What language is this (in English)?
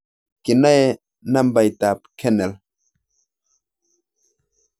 Kalenjin